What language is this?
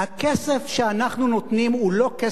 Hebrew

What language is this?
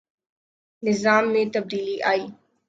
Urdu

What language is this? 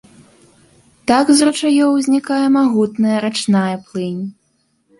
Belarusian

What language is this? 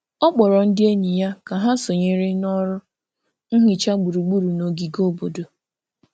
Igbo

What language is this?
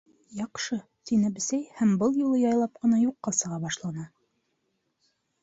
Bashkir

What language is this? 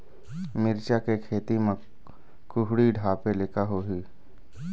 Chhattisgarhi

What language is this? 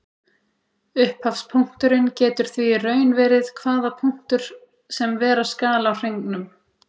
Icelandic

